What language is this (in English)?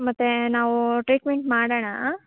Kannada